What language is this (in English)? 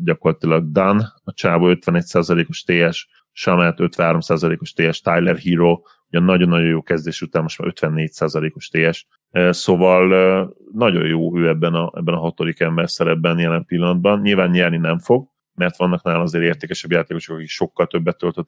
Hungarian